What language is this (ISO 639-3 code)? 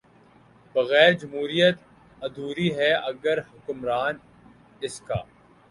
urd